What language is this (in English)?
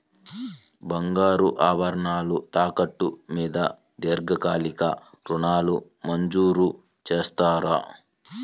Telugu